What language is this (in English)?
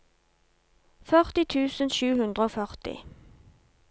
Norwegian